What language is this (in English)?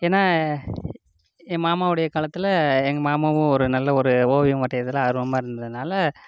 Tamil